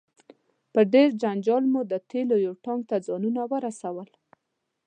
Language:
Pashto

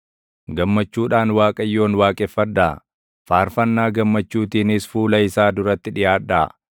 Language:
Oromo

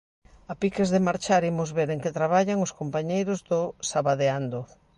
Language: Galician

